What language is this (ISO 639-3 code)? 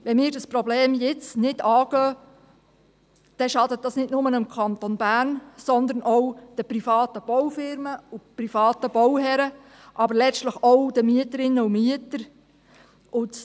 gsw